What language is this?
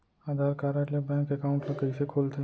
Chhattisgarhi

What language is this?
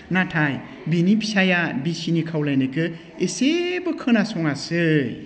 Bodo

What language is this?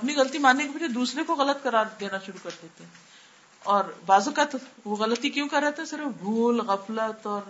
Urdu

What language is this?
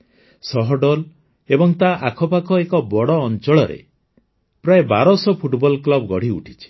Odia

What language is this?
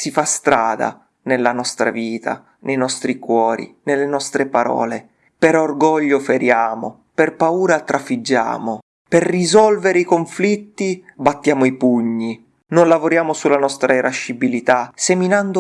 Italian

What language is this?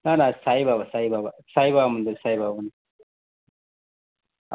Gujarati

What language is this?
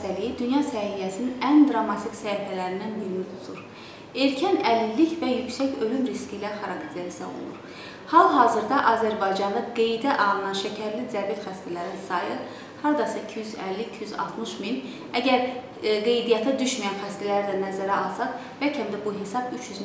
Turkish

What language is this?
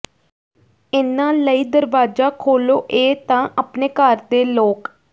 Punjabi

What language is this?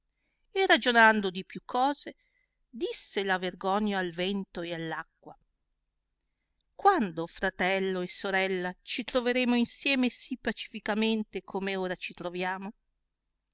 Italian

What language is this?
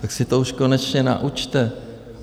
Czech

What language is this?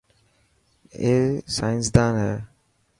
Dhatki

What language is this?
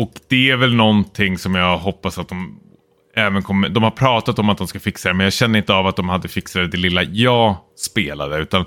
Swedish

